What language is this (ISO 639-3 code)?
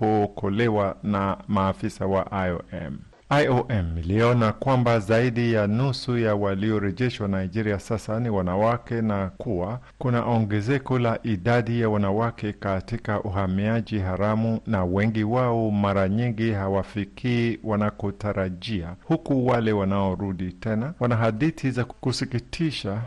swa